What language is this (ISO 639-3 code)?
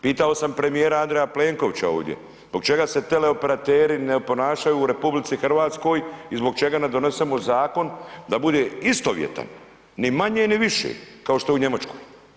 hrv